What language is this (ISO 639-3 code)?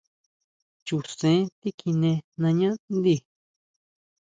mau